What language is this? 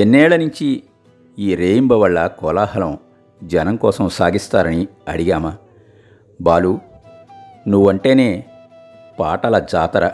Telugu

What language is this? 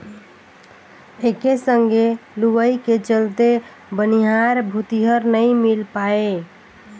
Chhattisgarhi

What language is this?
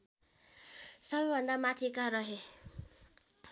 Nepali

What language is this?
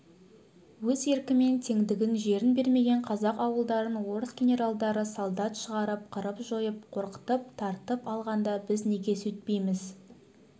Kazakh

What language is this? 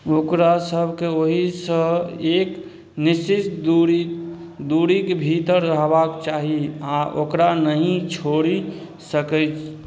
Maithili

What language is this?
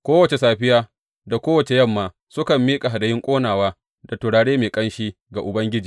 Hausa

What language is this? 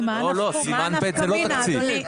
Hebrew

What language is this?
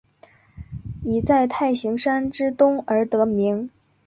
Chinese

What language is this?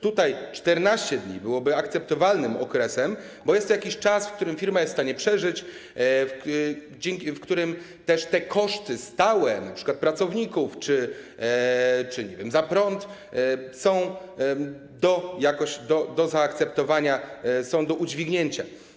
Polish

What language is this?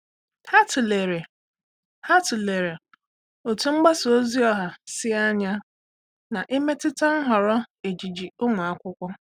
Igbo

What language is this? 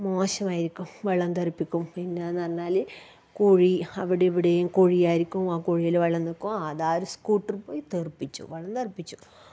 Malayalam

